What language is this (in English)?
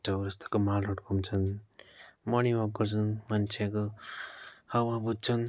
Nepali